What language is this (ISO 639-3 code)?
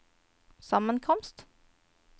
nor